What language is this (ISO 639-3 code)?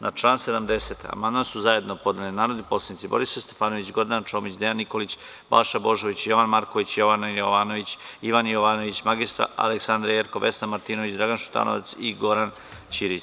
srp